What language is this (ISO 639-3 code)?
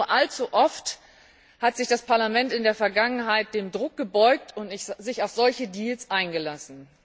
deu